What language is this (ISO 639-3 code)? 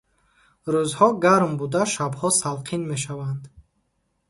tgk